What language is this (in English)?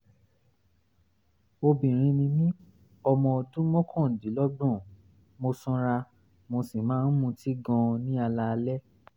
Yoruba